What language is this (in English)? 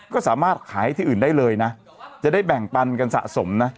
Thai